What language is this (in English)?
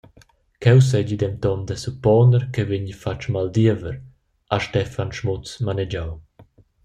Romansh